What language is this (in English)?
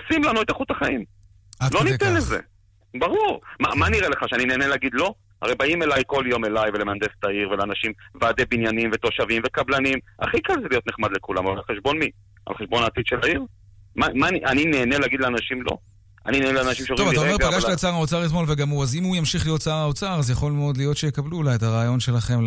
Hebrew